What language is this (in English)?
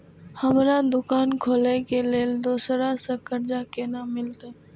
Maithili